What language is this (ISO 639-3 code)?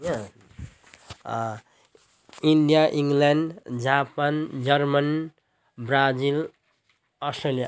nep